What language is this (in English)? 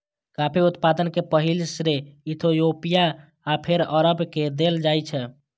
Maithili